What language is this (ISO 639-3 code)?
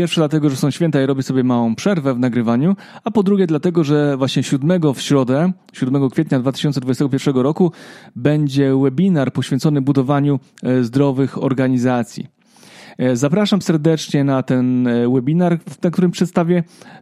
pol